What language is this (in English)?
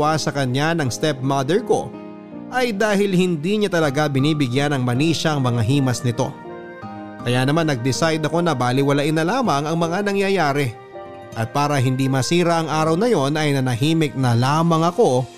Filipino